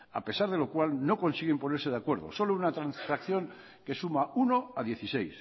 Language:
Spanish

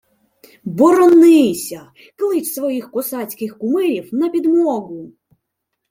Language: Ukrainian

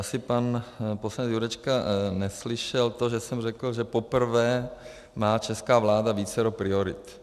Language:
Czech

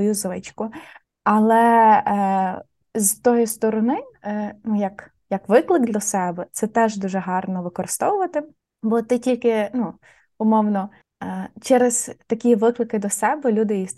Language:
Ukrainian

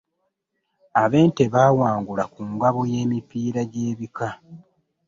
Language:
Ganda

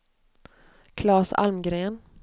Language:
Swedish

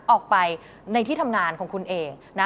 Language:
Thai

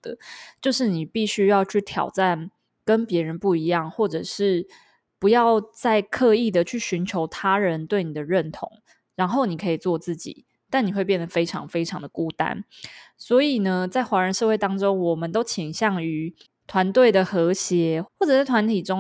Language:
Chinese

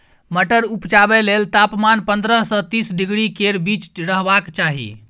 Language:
Maithili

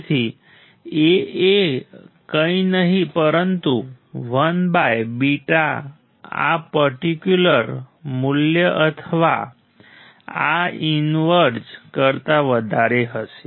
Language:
Gujarati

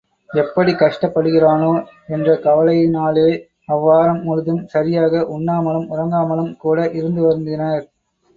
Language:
Tamil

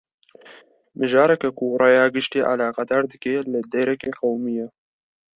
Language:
Kurdish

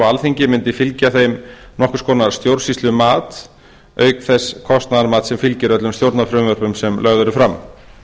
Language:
Icelandic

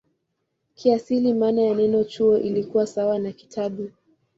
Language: Swahili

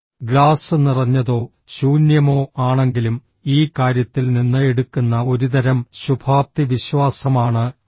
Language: Malayalam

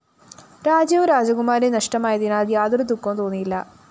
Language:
Malayalam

